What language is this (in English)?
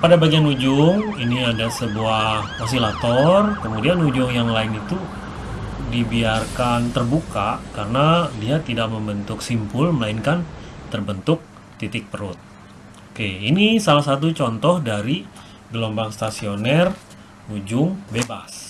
Indonesian